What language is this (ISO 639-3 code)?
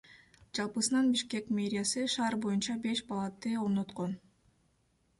kir